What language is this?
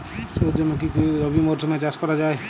Bangla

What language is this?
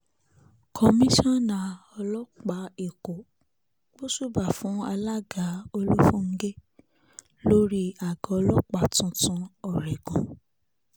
Yoruba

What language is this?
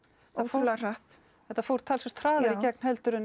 Icelandic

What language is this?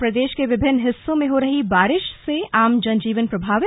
Hindi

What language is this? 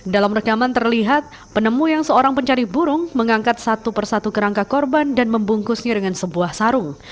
Indonesian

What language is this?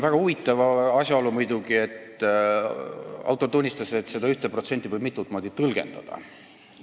Estonian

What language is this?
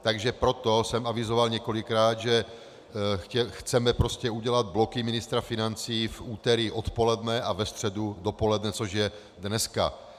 Czech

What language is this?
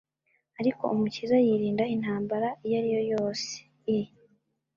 Kinyarwanda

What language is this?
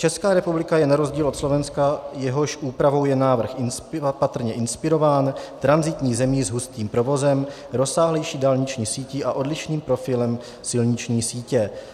Czech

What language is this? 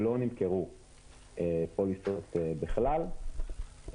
Hebrew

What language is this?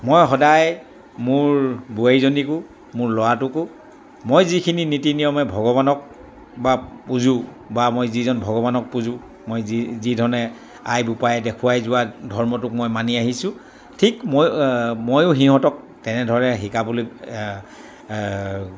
Assamese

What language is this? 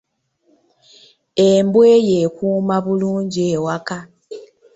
Ganda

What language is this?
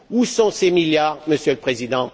French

